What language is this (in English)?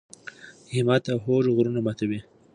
Pashto